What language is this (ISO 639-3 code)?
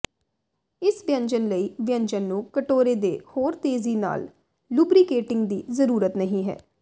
pan